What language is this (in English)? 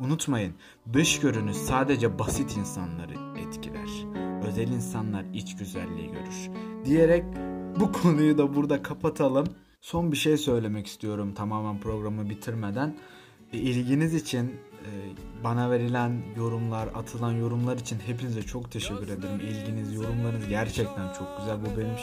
Turkish